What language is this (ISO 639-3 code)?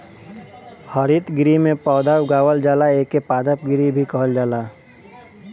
bho